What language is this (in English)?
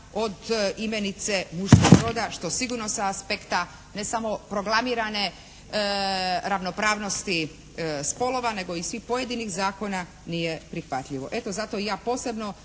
Croatian